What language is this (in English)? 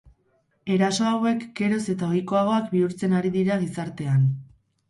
Basque